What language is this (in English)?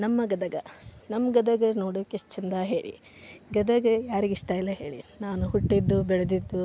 Kannada